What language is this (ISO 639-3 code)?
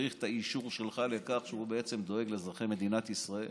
heb